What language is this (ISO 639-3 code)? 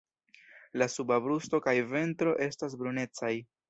epo